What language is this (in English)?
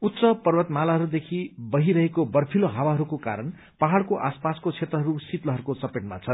Nepali